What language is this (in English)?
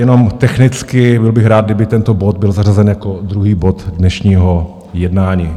Czech